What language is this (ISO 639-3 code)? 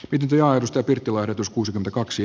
fin